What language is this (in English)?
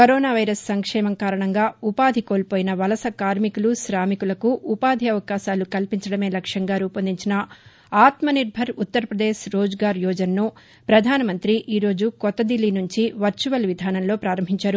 Telugu